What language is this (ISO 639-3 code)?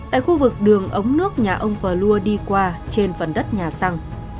vie